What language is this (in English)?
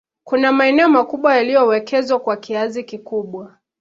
Swahili